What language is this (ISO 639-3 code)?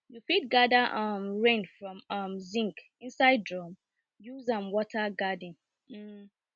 pcm